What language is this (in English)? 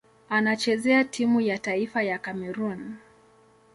Swahili